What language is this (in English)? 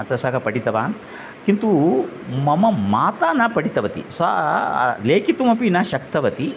Sanskrit